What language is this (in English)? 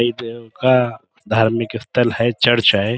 Urdu